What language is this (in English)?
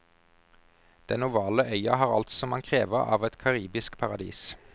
Norwegian